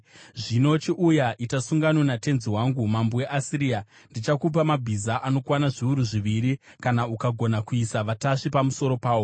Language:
Shona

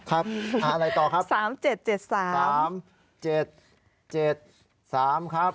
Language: Thai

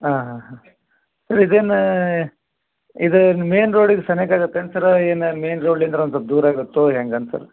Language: Kannada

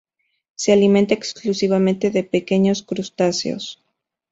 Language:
Spanish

